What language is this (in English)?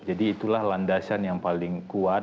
Indonesian